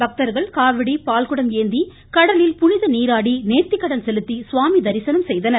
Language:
Tamil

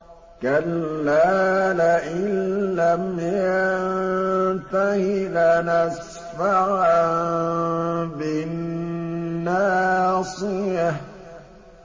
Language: Arabic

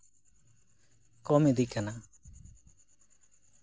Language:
Santali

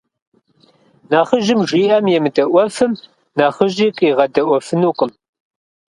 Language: Kabardian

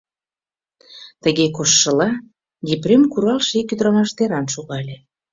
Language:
Mari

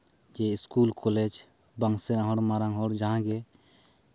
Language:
Santali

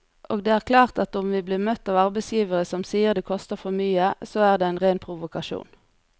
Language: Norwegian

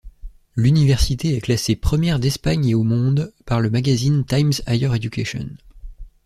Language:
French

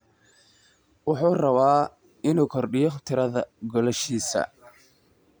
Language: Somali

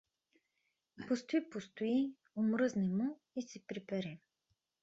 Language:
Bulgarian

